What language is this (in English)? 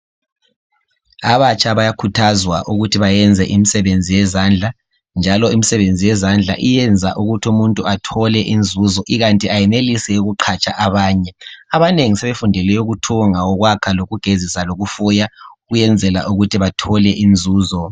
North Ndebele